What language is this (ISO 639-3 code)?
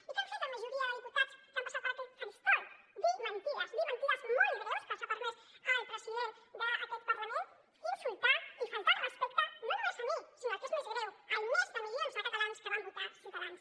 cat